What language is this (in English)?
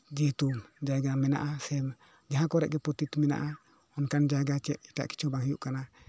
Santali